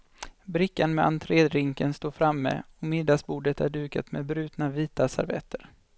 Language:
Swedish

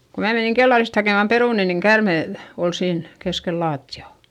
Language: Finnish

